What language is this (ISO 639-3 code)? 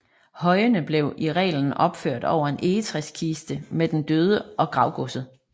dan